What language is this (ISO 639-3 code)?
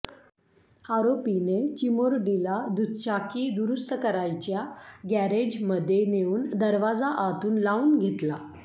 mar